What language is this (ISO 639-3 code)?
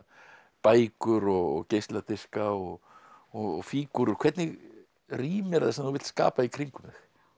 isl